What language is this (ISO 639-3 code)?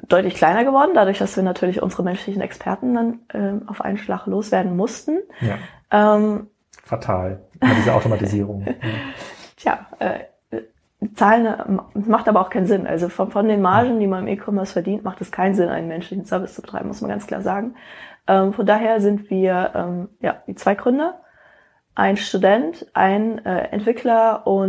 deu